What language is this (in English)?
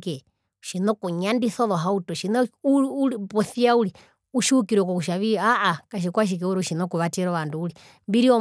Herero